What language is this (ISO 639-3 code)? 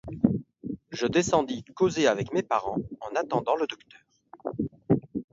fra